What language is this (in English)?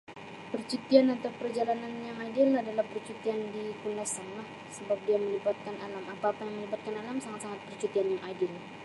Sabah Malay